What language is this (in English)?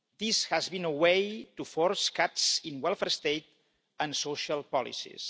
English